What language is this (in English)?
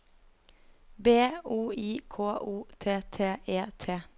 Norwegian